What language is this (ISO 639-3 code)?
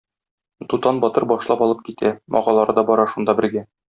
tat